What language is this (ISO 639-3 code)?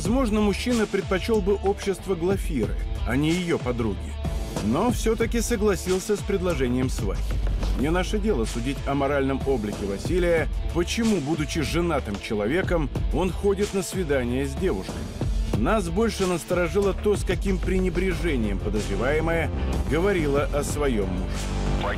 rus